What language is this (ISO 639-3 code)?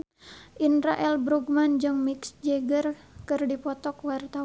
sun